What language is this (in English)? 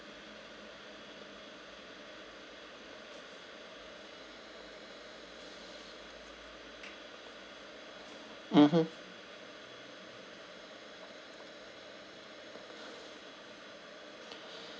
English